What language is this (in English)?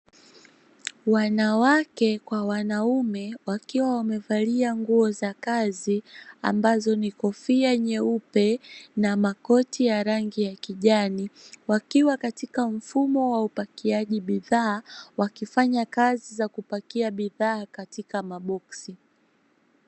Swahili